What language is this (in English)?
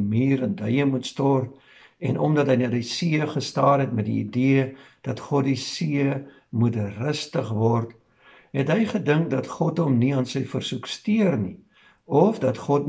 Dutch